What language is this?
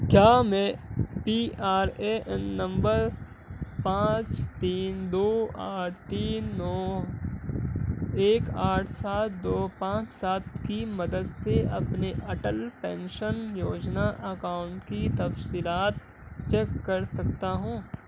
Urdu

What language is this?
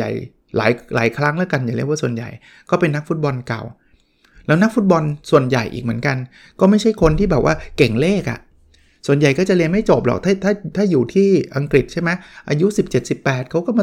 Thai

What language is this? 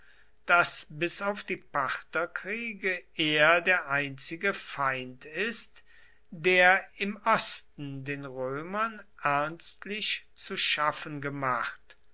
German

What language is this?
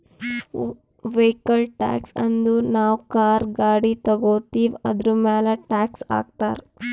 Kannada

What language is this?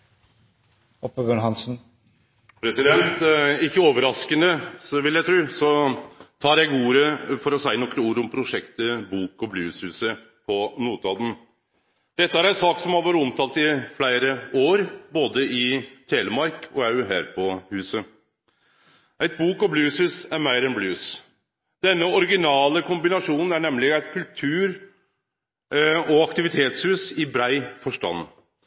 Norwegian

